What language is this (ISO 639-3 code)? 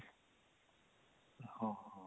ori